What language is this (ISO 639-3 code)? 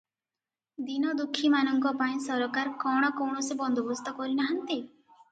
ori